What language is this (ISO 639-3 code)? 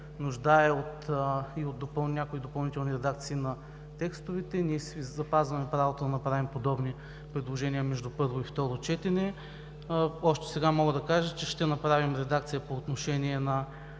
bul